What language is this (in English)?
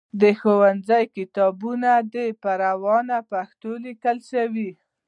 Pashto